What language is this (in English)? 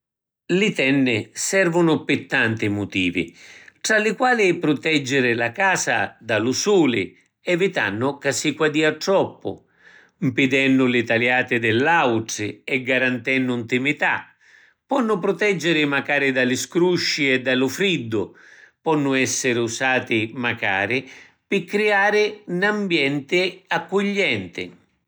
Sicilian